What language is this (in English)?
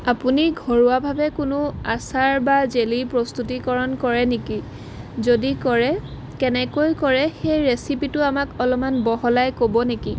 Assamese